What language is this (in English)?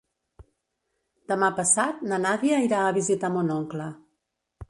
Catalan